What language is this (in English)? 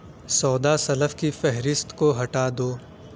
Urdu